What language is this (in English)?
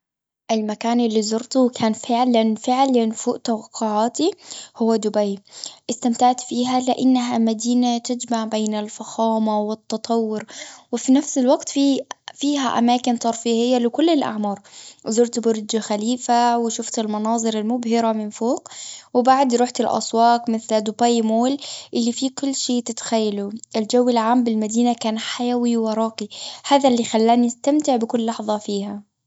Gulf Arabic